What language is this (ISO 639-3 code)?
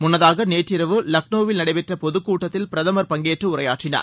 tam